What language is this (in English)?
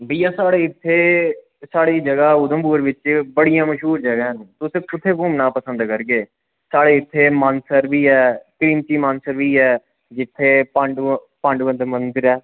Dogri